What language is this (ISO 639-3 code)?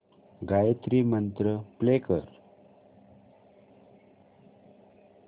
mar